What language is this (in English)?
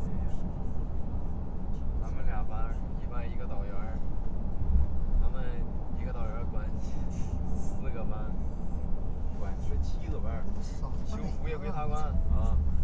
Chinese